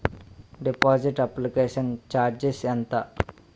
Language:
Telugu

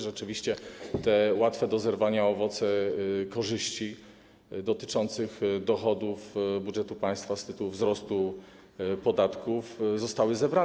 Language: Polish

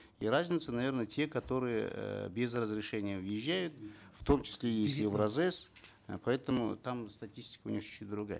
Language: Kazakh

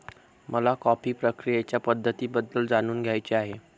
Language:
Marathi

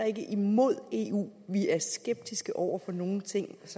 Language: Danish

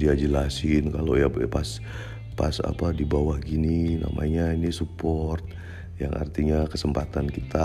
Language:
Indonesian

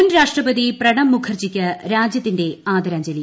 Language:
Malayalam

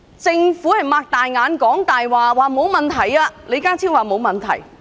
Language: Cantonese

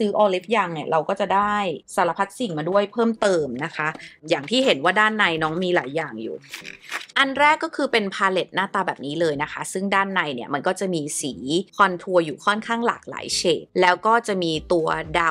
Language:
Thai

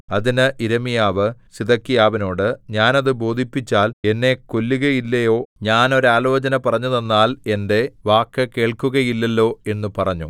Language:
Malayalam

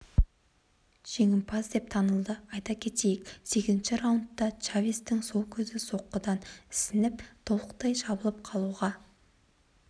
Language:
Kazakh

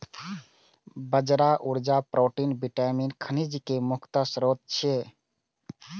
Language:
Maithili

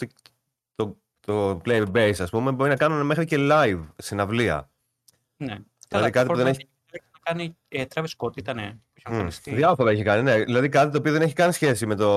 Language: Greek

